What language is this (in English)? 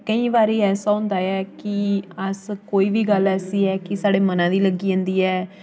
Dogri